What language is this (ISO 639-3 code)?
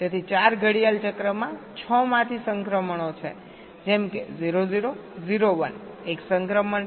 guj